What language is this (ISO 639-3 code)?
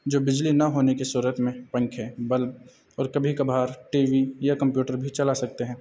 urd